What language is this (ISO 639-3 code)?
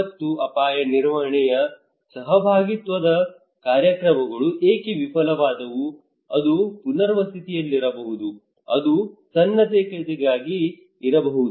kan